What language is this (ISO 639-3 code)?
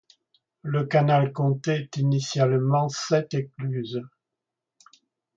fra